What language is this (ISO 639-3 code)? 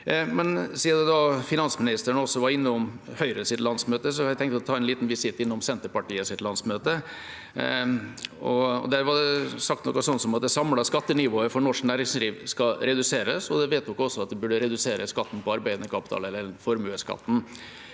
nor